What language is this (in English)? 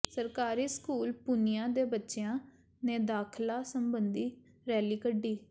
Punjabi